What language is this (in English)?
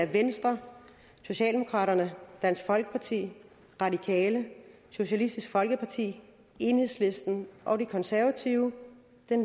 Danish